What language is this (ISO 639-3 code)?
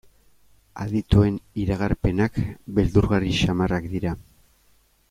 eus